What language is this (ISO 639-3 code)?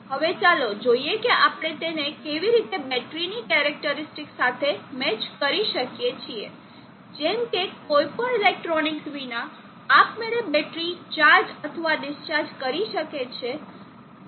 guj